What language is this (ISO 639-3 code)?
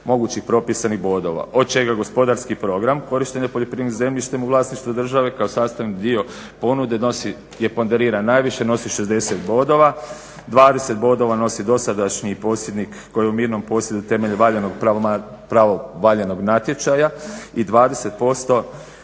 hrv